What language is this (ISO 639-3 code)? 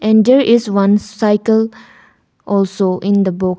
eng